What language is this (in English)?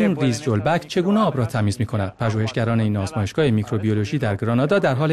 Persian